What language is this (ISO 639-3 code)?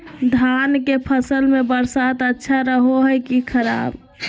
mag